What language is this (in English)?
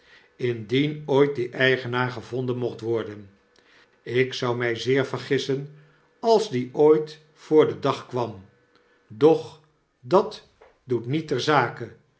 Dutch